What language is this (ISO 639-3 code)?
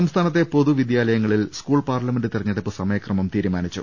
mal